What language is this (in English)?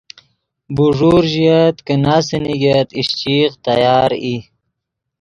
Yidgha